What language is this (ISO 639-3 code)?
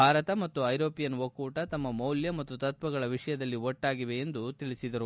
kan